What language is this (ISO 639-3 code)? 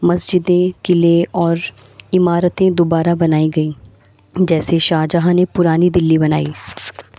urd